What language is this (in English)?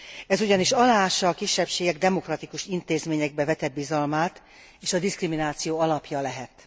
Hungarian